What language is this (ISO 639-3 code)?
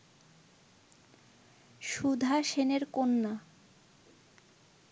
ben